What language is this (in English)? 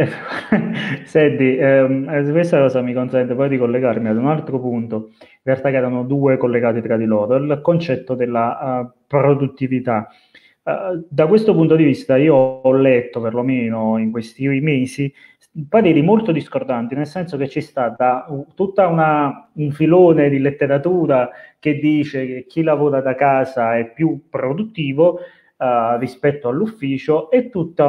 Italian